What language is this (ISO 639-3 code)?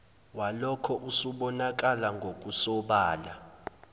zul